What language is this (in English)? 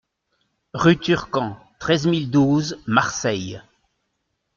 French